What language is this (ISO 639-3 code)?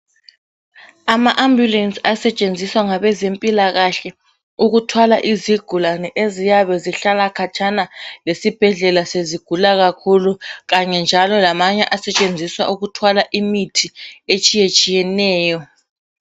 nde